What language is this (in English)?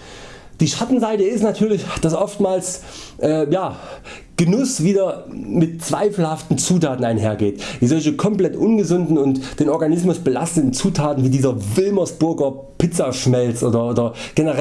German